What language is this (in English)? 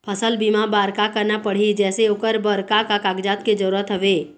Chhattisgarhi